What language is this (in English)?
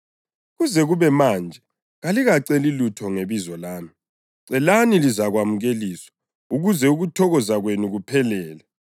North Ndebele